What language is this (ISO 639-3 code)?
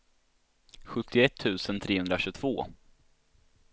swe